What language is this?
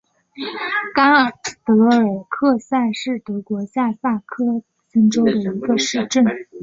Chinese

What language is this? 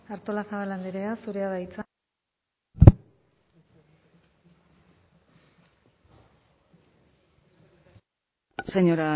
Basque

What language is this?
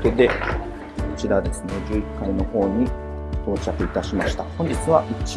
Japanese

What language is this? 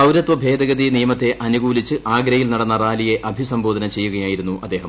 Malayalam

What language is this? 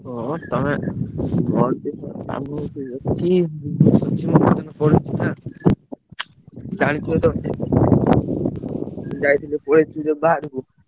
Odia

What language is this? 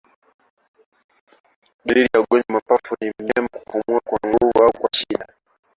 Swahili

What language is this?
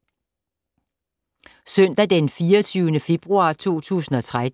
Danish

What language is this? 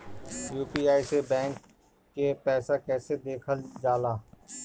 Bhojpuri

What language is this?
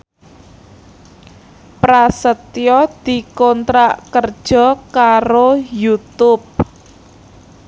Javanese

